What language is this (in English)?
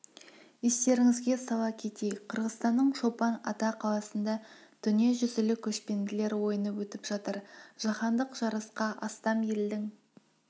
Kazakh